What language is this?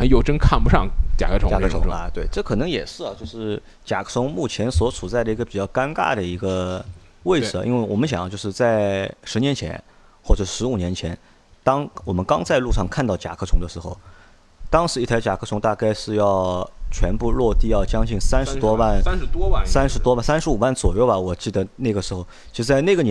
Chinese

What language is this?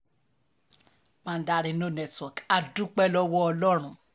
Yoruba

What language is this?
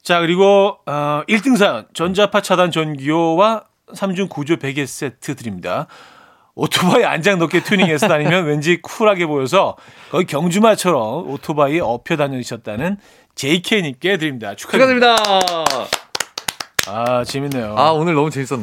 Korean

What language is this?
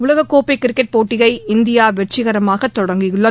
Tamil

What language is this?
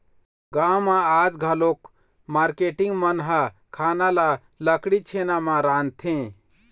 Chhattisgarhi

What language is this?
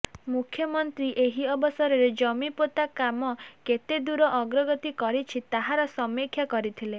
Odia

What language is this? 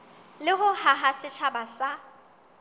Southern Sotho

